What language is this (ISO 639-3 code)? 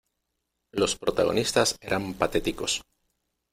spa